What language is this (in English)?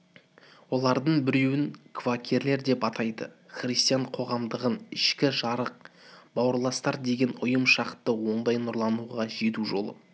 Kazakh